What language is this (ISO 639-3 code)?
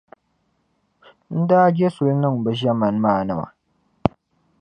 dag